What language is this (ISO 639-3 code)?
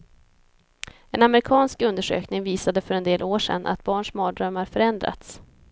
swe